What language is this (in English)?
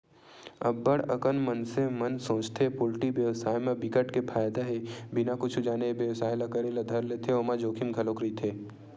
Chhattisgarhi